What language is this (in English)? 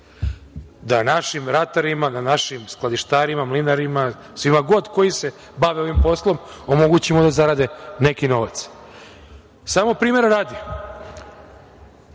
Serbian